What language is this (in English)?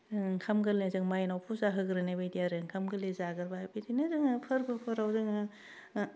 Bodo